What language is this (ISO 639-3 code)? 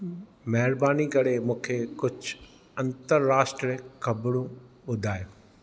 snd